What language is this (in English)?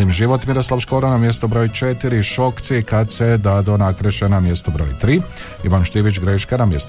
Croatian